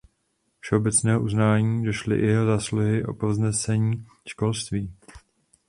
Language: Czech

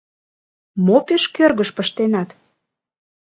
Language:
Mari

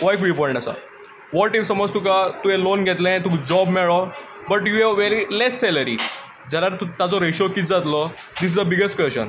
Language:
Konkani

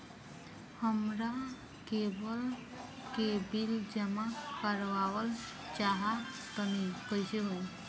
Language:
Bhojpuri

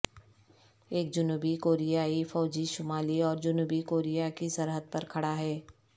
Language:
Urdu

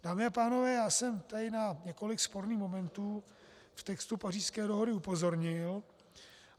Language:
Czech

